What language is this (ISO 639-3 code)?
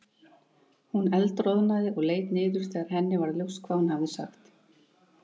isl